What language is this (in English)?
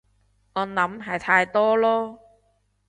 Cantonese